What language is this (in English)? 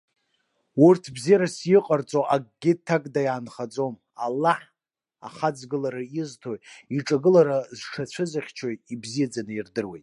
Abkhazian